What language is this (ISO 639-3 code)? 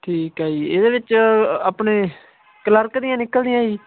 pan